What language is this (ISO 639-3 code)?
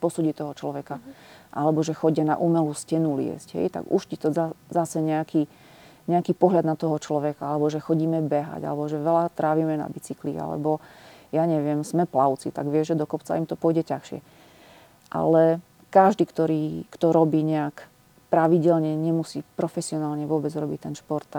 slk